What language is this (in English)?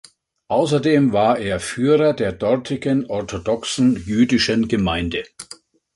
German